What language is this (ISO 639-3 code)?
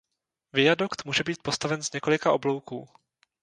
ces